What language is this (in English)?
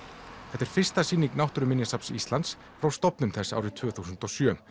Icelandic